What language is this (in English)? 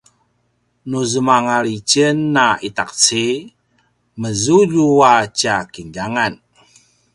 Paiwan